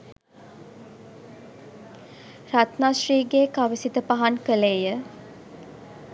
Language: Sinhala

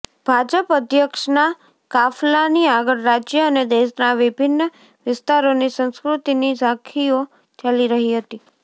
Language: Gujarati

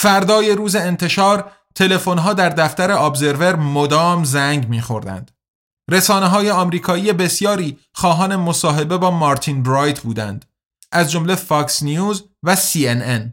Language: Persian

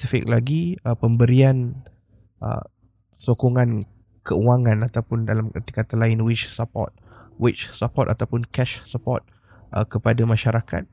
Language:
Malay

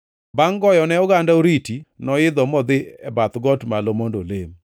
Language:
Luo (Kenya and Tanzania)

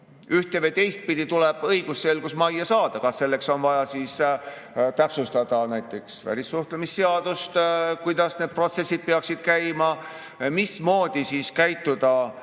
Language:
Estonian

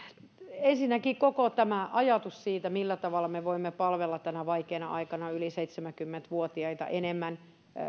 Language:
Finnish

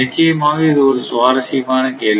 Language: Tamil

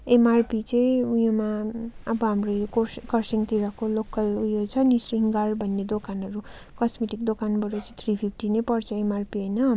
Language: Nepali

